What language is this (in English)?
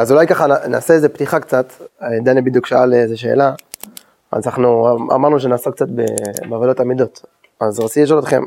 Hebrew